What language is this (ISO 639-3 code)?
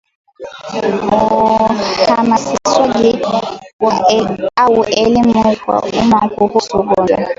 swa